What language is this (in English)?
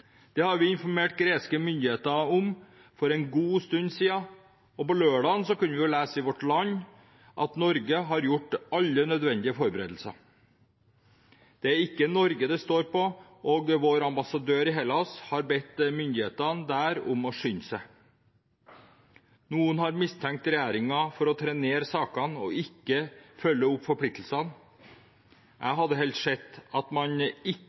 Norwegian Bokmål